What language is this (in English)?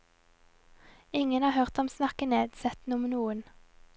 Norwegian